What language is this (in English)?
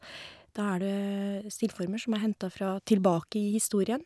Norwegian